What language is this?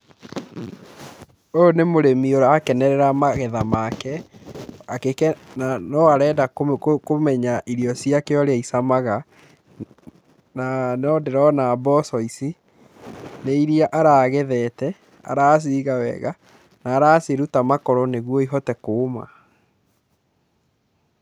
Kikuyu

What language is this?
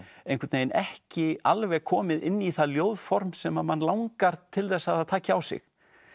Icelandic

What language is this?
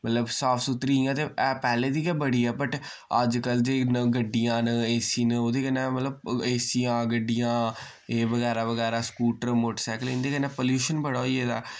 Dogri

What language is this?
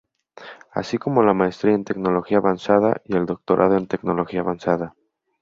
Spanish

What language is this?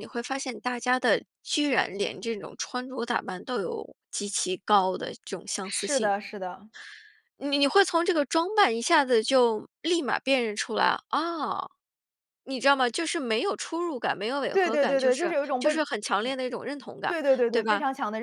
Chinese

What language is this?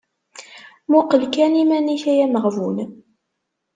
Kabyle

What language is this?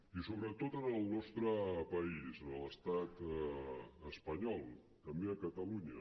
Catalan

